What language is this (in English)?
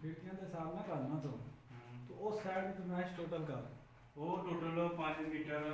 Urdu